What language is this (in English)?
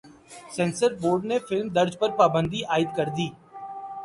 Urdu